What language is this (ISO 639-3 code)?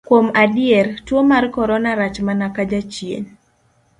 luo